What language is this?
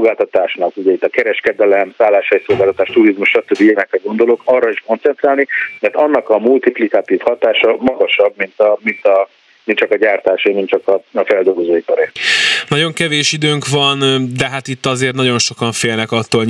Hungarian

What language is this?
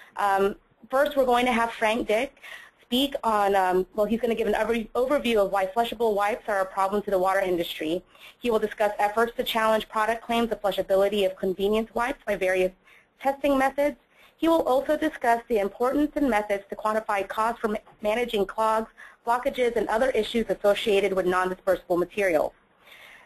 English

